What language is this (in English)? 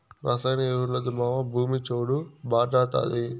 Telugu